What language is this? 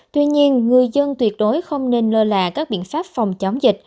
Vietnamese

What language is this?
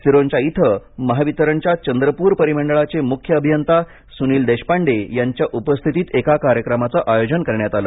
Marathi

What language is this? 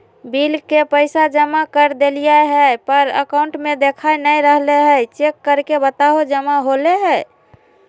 Magahi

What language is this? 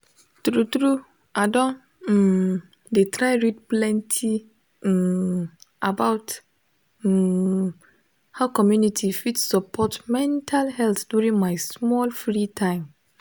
Nigerian Pidgin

